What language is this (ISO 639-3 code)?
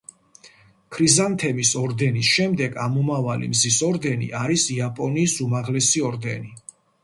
kat